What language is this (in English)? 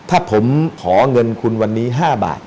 Thai